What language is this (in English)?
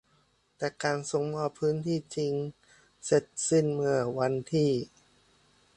Thai